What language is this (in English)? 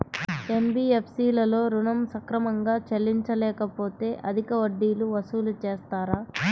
Telugu